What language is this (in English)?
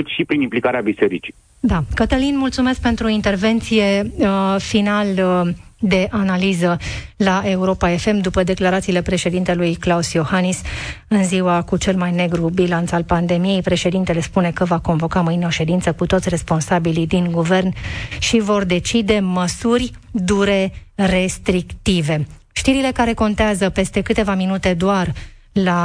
Romanian